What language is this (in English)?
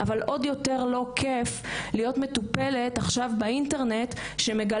Hebrew